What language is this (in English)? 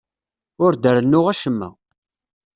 Kabyle